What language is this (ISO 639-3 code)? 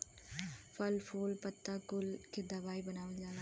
bho